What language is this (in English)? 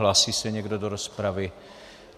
Czech